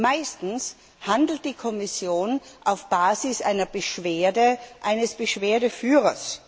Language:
German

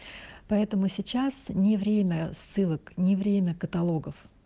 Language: Russian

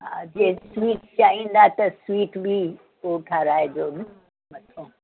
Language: Sindhi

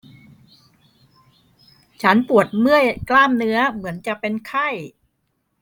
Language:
Thai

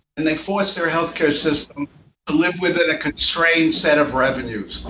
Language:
English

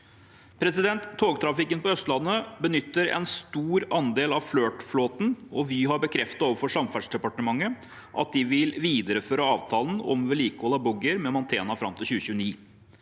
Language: Norwegian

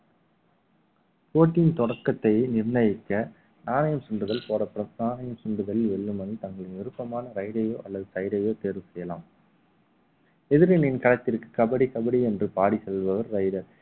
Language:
Tamil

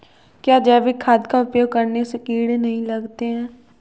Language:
Hindi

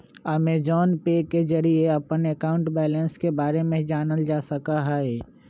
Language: Magahi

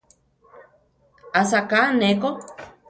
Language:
Central Tarahumara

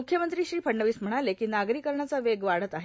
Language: Marathi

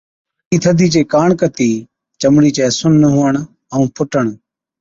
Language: Od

